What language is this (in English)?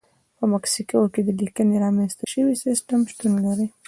Pashto